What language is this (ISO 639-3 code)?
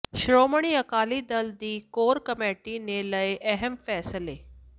pan